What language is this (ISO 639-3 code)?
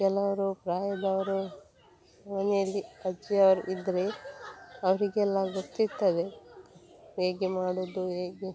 kan